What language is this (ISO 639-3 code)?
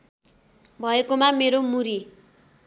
nep